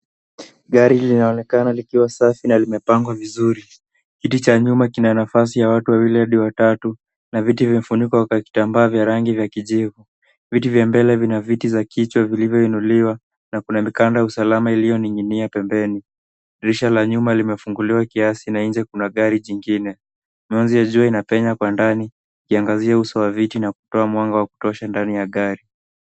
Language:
Swahili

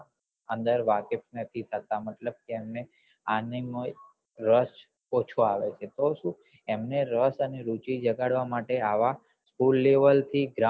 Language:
Gujarati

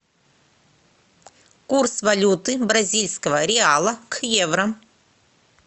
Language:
Russian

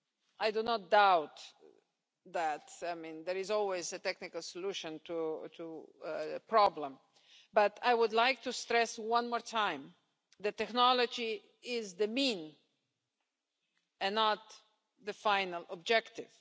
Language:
English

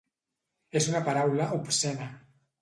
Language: Catalan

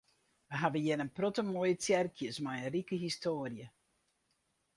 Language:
Western Frisian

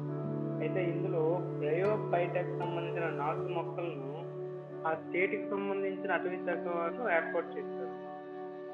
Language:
Telugu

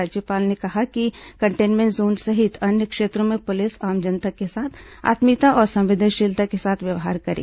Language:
Hindi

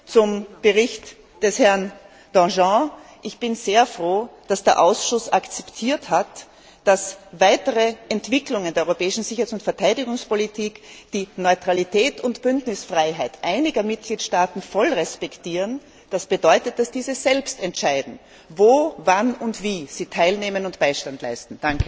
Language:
German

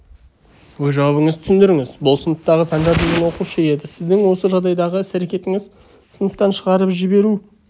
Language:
Kazakh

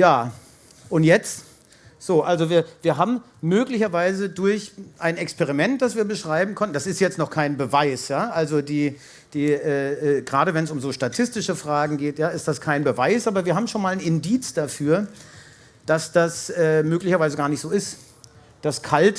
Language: German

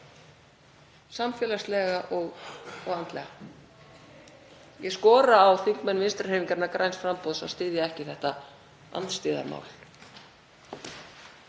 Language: Icelandic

